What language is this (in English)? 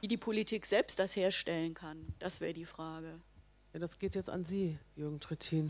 German